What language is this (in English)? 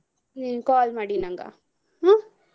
Kannada